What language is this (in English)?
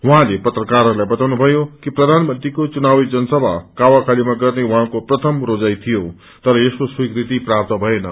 Nepali